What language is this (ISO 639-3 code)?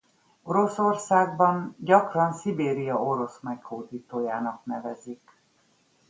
hun